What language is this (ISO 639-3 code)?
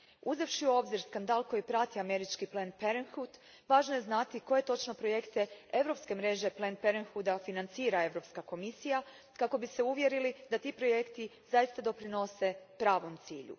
hrv